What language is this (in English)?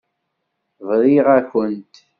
Kabyle